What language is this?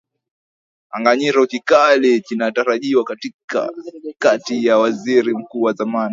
Swahili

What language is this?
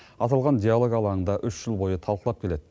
Kazakh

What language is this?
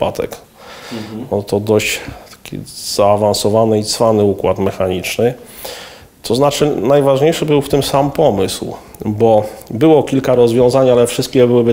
Polish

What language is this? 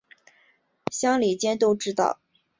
Chinese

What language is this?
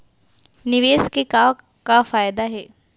Chhattisgarhi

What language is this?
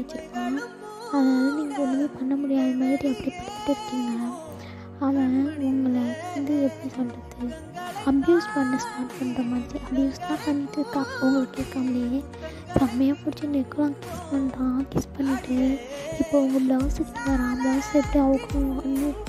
Indonesian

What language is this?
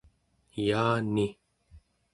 Central Yupik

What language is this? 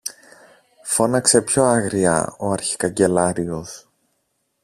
Greek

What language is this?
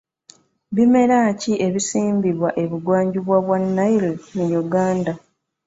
Ganda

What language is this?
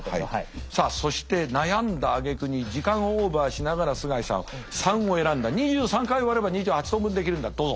Japanese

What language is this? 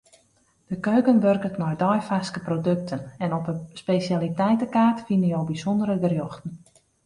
Western Frisian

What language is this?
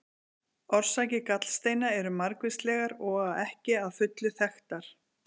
Icelandic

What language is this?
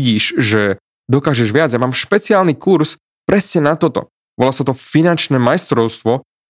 Slovak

